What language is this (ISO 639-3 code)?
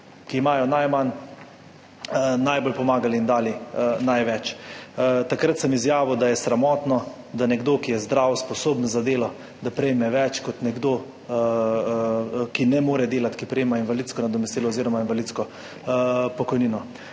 slv